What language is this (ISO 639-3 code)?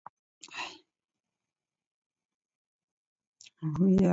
dav